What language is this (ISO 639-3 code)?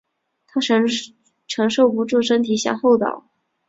zho